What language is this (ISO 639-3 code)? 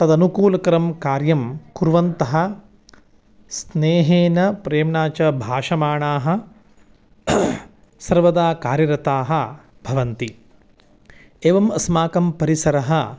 san